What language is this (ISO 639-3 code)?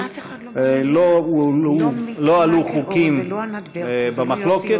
heb